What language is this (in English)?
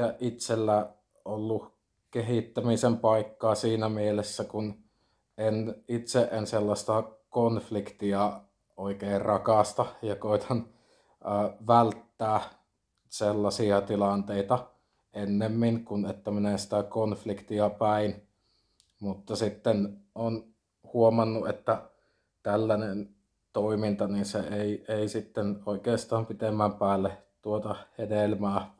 Finnish